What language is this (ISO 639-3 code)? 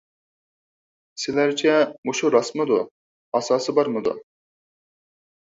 uig